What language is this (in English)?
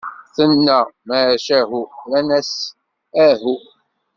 Kabyle